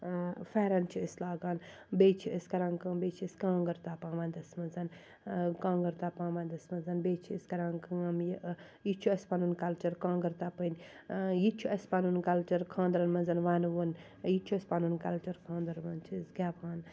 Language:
Kashmiri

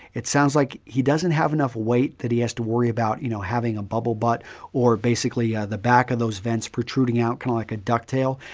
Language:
English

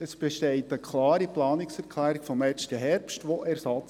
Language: Swiss German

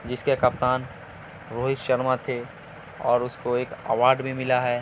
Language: Urdu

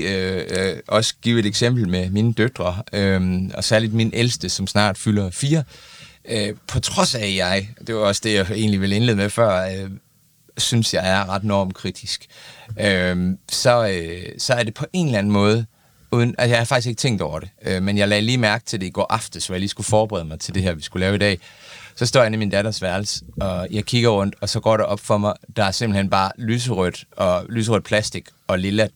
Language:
Danish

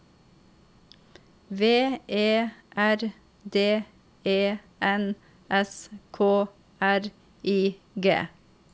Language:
Norwegian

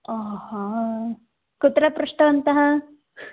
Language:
Sanskrit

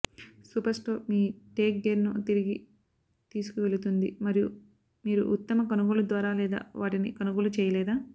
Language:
Telugu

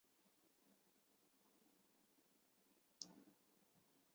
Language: Chinese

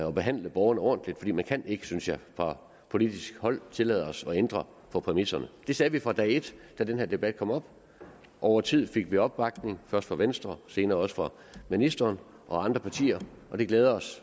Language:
Danish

